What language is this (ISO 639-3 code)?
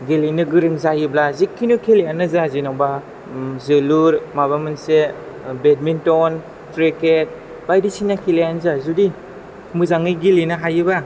brx